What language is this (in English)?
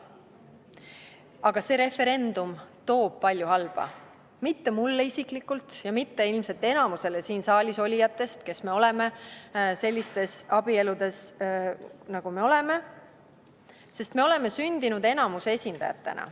Estonian